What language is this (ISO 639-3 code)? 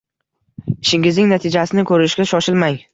uzb